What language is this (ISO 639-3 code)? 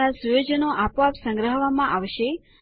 guj